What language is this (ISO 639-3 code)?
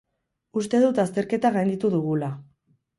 eus